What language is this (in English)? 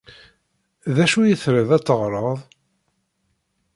Kabyle